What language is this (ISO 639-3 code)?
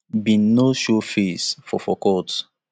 pcm